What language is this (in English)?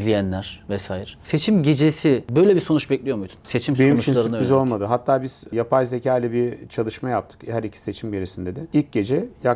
Turkish